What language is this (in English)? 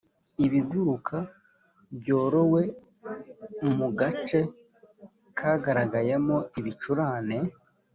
Kinyarwanda